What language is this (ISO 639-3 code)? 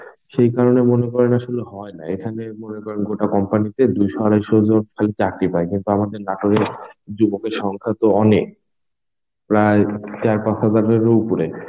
ben